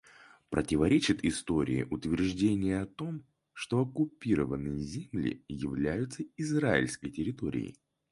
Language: Russian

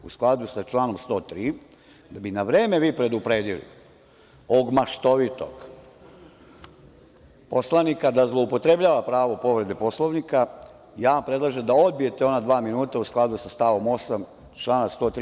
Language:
Serbian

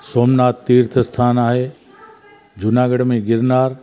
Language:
Sindhi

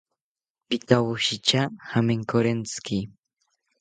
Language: South Ucayali Ashéninka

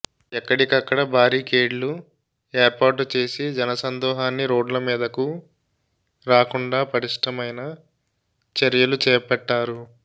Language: Telugu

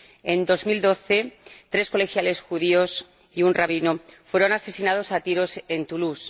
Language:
Spanish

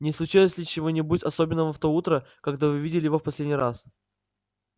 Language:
Russian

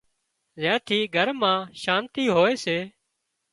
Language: Wadiyara Koli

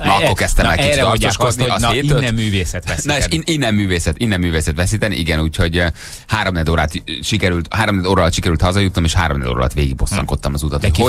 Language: Hungarian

